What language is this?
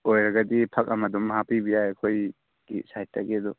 Manipuri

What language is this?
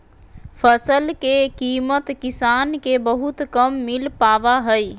Magahi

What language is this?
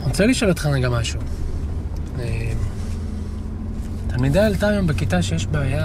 Hebrew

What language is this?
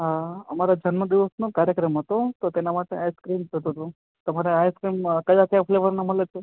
Gujarati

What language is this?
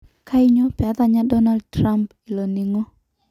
Masai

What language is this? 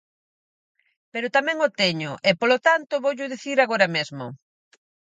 Galician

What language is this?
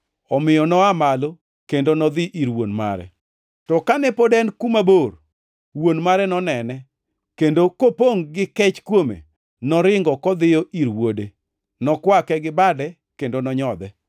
Luo (Kenya and Tanzania)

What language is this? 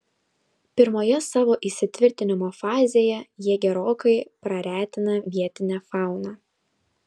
Lithuanian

